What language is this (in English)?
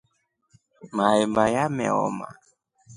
Rombo